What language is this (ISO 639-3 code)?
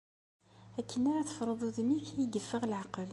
kab